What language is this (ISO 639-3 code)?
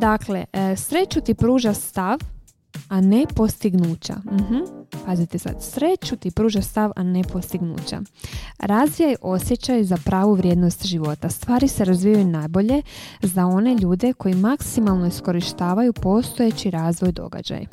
hrv